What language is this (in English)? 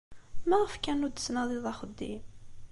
Kabyle